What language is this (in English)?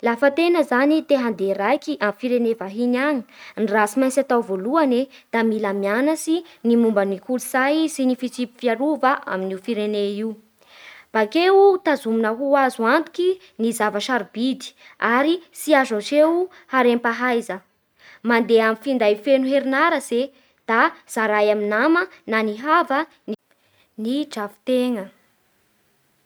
Bara Malagasy